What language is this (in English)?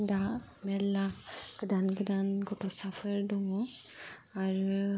Bodo